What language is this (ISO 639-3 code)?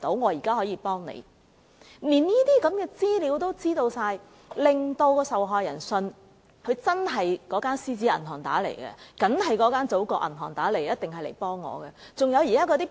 yue